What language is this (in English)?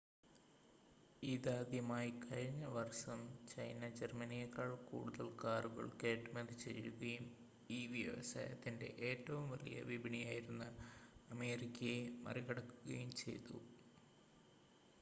Malayalam